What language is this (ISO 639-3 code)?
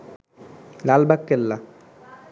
ben